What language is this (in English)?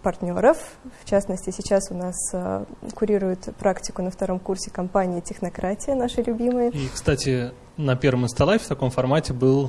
Russian